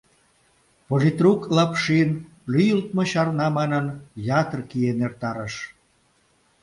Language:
Mari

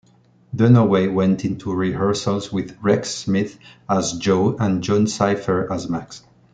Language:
English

